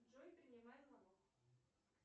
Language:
Russian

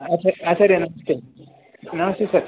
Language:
Sanskrit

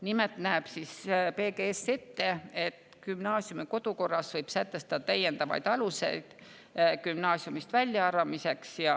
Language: Estonian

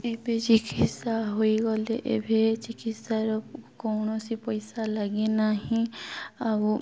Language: Odia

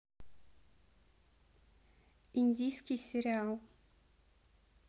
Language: Russian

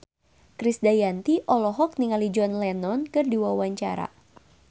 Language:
Sundanese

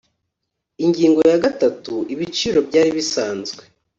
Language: Kinyarwanda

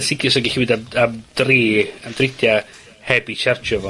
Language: Welsh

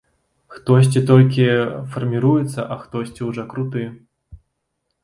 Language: Belarusian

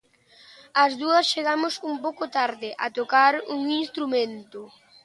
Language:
Galician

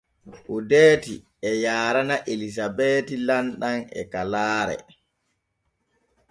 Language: Borgu Fulfulde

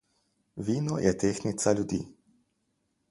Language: Slovenian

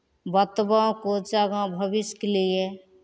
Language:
Maithili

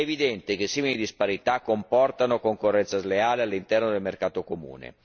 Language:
Italian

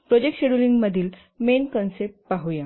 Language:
Marathi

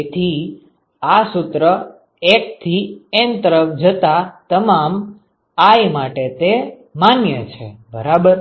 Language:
Gujarati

